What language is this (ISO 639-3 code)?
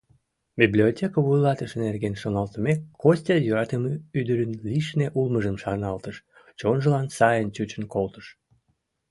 chm